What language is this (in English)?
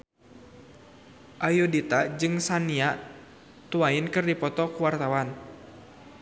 Sundanese